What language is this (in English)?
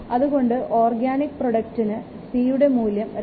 Malayalam